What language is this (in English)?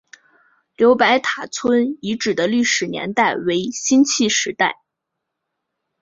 Chinese